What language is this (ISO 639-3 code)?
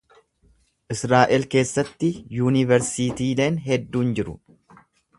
orm